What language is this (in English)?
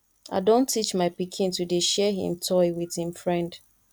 Nigerian Pidgin